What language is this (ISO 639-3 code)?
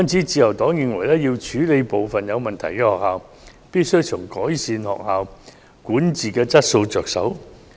yue